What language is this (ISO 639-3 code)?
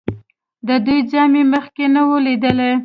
pus